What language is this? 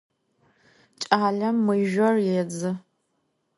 Adyghe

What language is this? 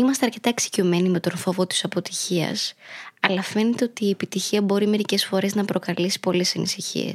Greek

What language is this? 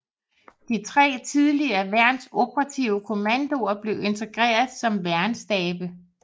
Danish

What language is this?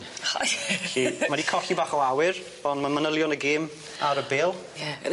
Welsh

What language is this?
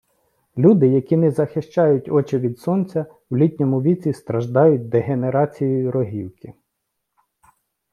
Ukrainian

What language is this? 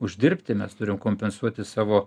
Lithuanian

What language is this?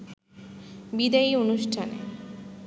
Bangla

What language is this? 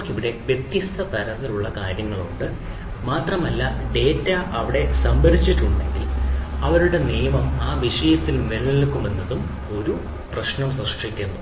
Malayalam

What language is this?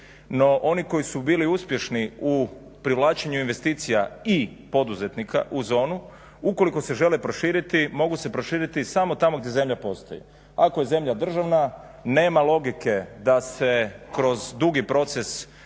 Croatian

